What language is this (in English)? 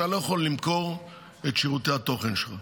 Hebrew